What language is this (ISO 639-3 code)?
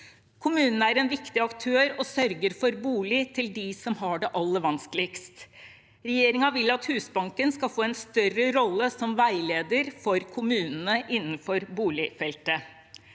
nor